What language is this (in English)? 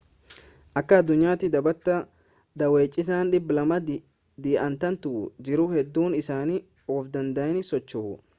Oromo